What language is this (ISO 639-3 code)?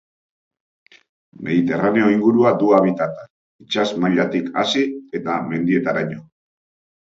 eus